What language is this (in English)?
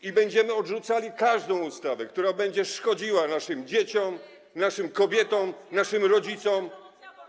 Polish